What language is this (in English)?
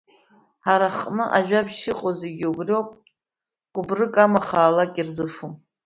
Abkhazian